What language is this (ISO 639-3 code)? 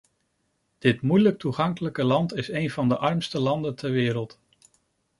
nld